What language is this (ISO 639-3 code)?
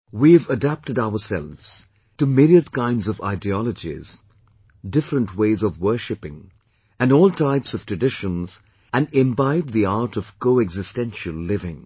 eng